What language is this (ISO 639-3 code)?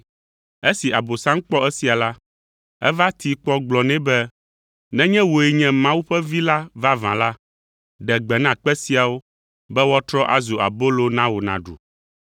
ewe